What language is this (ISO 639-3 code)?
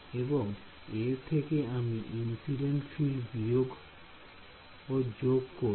ben